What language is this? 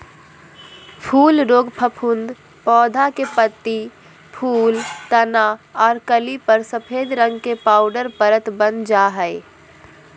Magahi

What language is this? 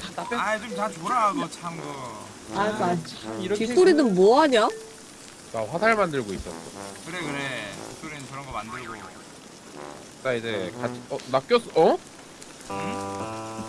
Korean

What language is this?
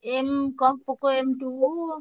Odia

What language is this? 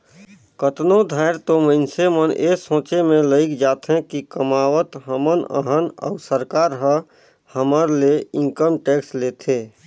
Chhattisgarhi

